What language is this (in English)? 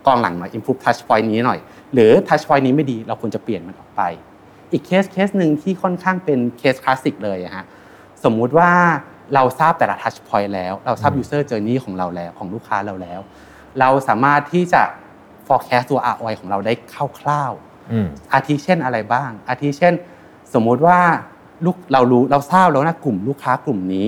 Thai